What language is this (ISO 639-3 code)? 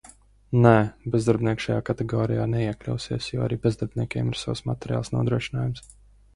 lav